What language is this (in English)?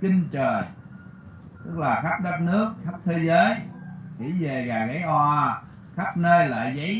Vietnamese